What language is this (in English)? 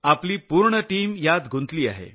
Marathi